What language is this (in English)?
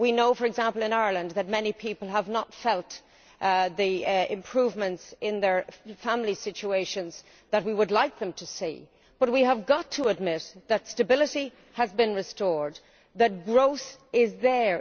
English